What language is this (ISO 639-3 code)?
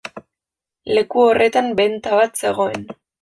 eus